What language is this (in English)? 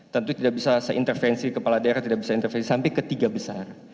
Indonesian